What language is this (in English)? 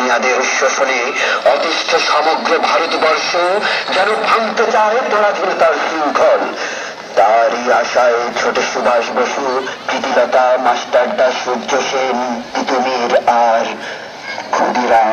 Arabic